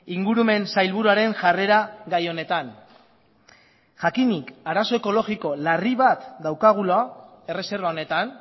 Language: Basque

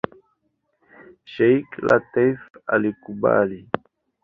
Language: Swahili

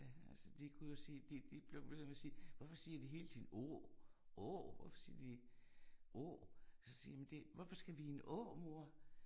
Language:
Danish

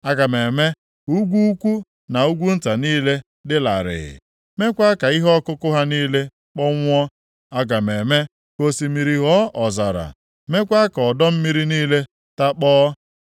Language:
Igbo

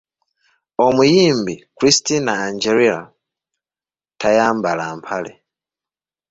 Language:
Ganda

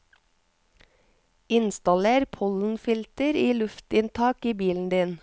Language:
Norwegian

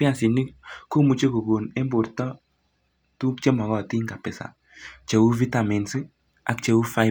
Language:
Kalenjin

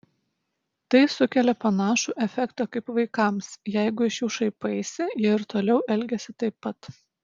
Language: Lithuanian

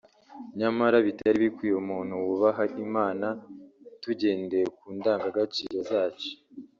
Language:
Kinyarwanda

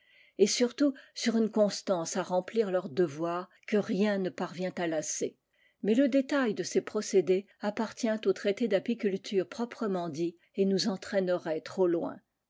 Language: French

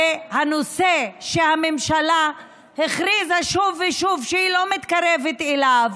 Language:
Hebrew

